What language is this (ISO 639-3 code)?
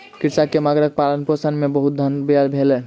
mai